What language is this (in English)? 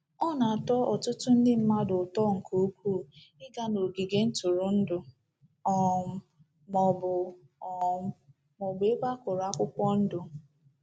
Igbo